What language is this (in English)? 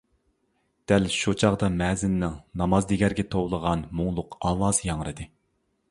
Uyghur